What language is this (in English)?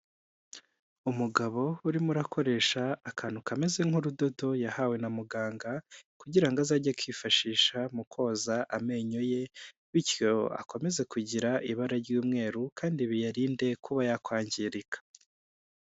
Kinyarwanda